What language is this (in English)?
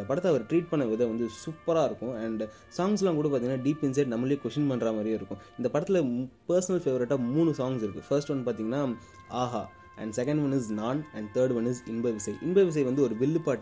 Tamil